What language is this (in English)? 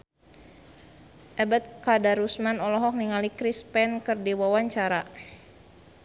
Sundanese